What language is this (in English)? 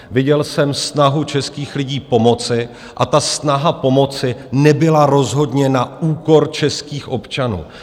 Czech